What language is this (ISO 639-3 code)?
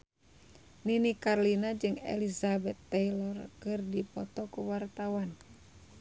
sun